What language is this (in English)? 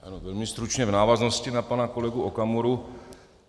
Czech